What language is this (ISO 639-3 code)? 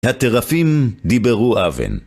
heb